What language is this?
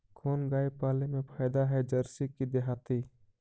Magahi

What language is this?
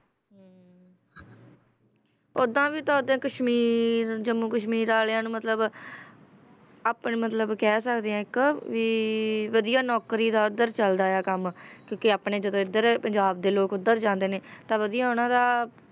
Punjabi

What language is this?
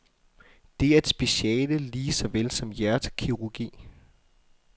Danish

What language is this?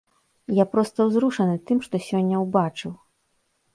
Belarusian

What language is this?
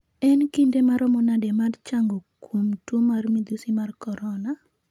Luo (Kenya and Tanzania)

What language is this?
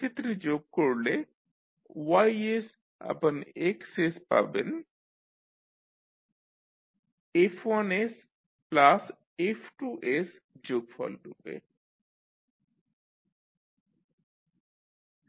Bangla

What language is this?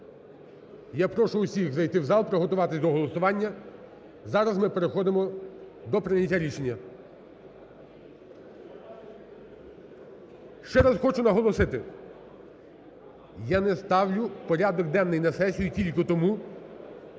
Ukrainian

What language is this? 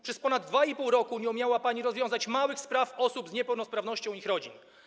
Polish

